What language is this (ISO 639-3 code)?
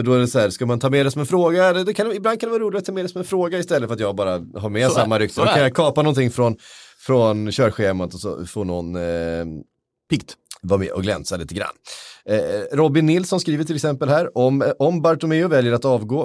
swe